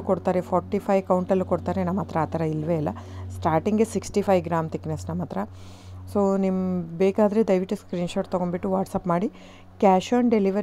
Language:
Kannada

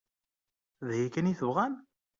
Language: Kabyle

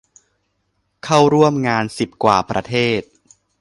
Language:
Thai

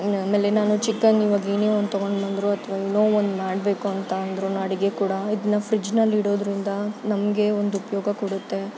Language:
Kannada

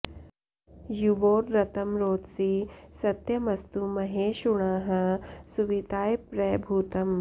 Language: Sanskrit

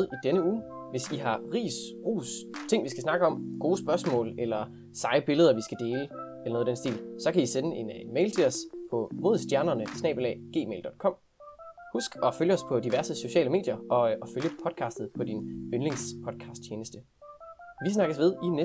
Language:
Danish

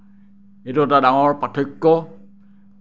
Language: Assamese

